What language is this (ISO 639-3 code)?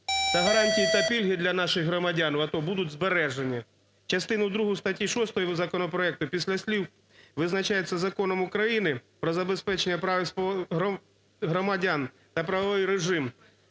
ukr